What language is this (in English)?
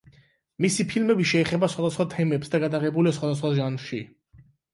Georgian